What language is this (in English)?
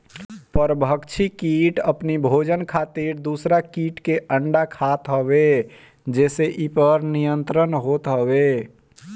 Bhojpuri